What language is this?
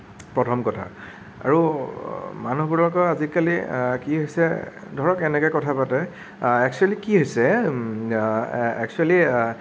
Assamese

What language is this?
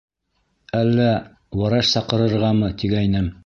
Bashkir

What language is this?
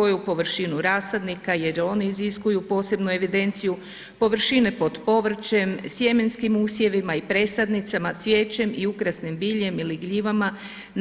Croatian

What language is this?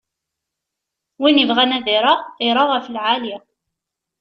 Kabyle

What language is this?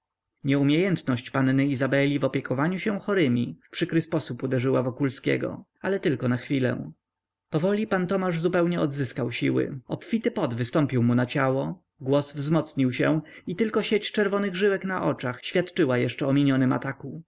Polish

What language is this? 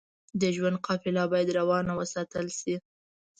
Pashto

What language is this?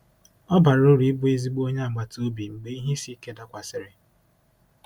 Igbo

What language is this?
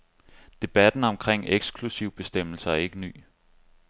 Danish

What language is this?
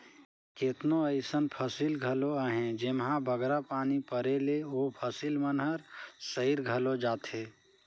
Chhattisgarhi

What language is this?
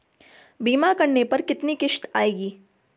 Hindi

